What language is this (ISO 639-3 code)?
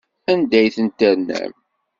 kab